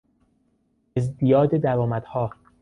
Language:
Persian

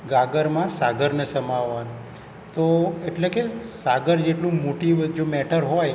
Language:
Gujarati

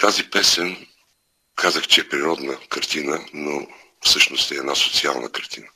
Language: Bulgarian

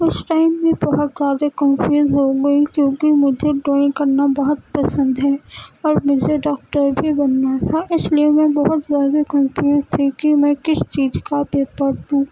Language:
Urdu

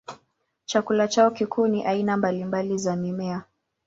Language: Swahili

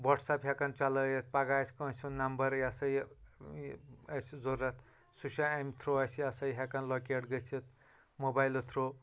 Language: Kashmiri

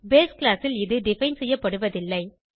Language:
Tamil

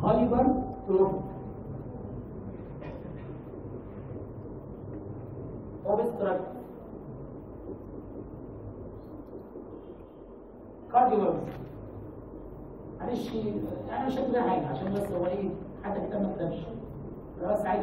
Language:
Arabic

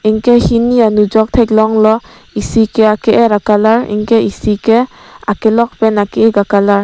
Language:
Karbi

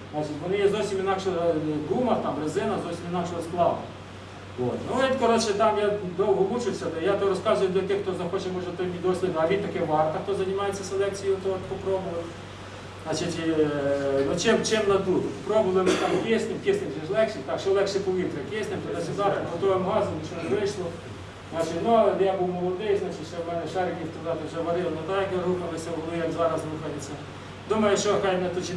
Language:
Ukrainian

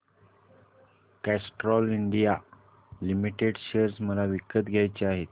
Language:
Marathi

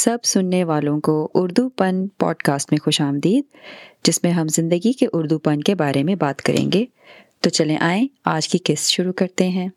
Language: Urdu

